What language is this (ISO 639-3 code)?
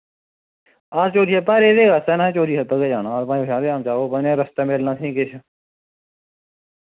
doi